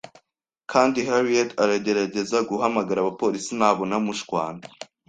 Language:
Kinyarwanda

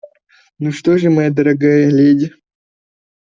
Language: Russian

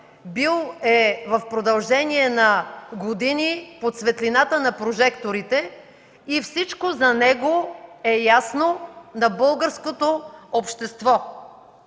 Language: Bulgarian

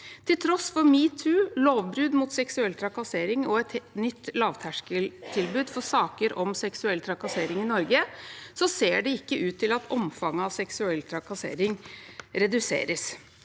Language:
Norwegian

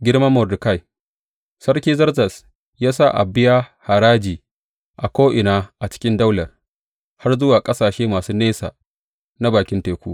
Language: Hausa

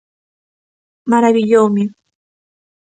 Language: Galician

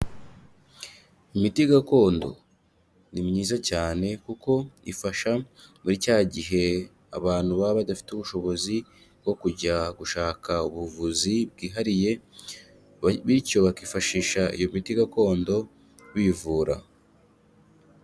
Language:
Kinyarwanda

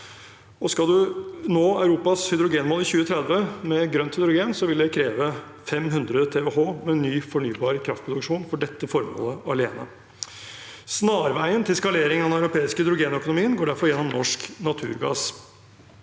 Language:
Norwegian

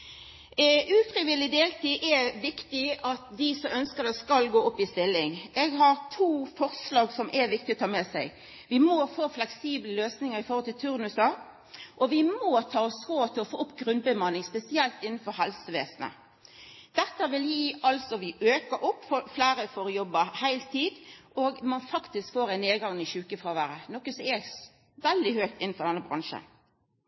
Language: Norwegian Nynorsk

